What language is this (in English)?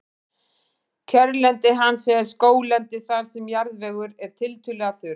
Icelandic